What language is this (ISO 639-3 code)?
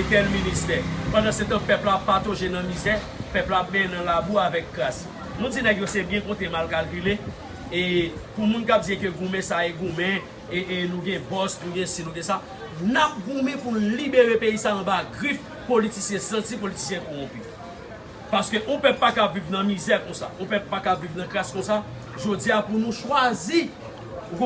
fra